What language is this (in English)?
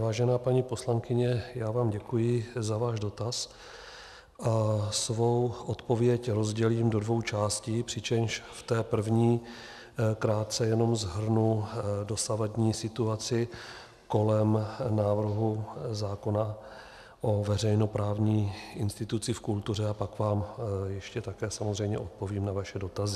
Czech